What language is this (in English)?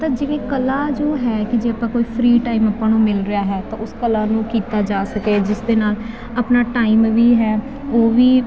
Punjabi